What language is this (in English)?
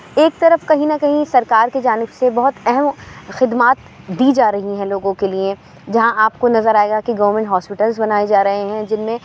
Urdu